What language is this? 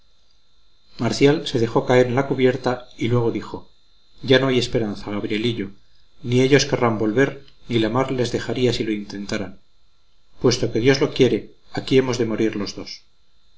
Spanish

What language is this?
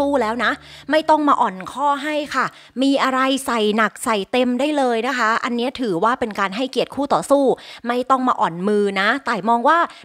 Thai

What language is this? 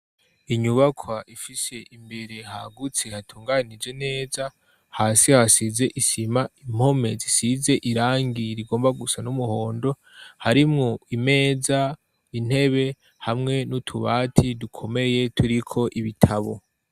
Rundi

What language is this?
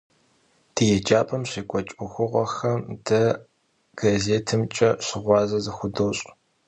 Kabardian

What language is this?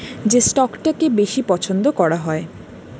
Bangla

